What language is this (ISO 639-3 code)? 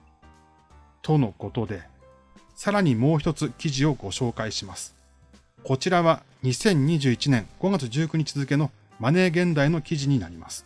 jpn